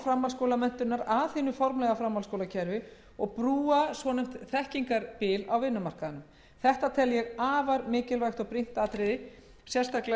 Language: Icelandic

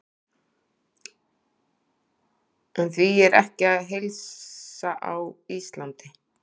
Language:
Icelandic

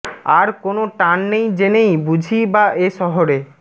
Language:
Bangla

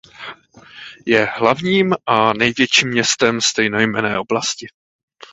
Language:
Czech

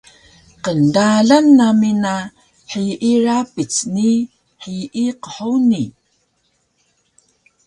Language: Taroko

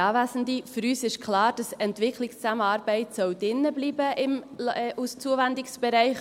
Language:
Swiss German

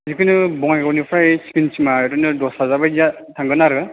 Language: Bodo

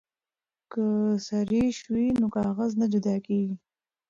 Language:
Pashto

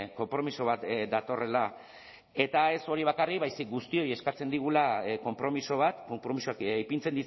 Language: Basque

